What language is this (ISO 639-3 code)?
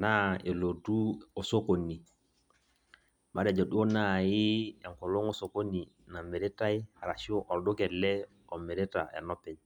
mas